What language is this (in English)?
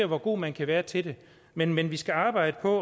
Danish